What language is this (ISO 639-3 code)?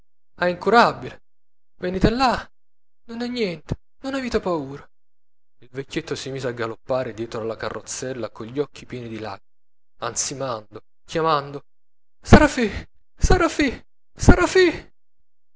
ita